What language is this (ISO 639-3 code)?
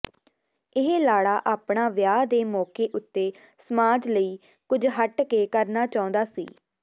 pan